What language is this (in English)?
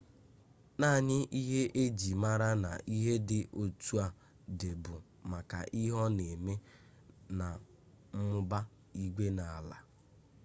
Igbo